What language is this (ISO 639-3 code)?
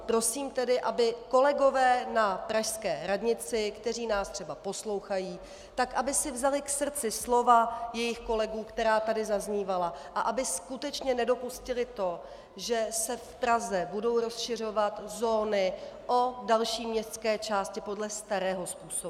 ces